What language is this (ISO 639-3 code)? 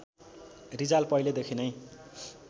nep